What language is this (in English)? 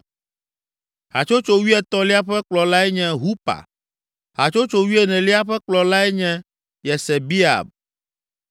Ewe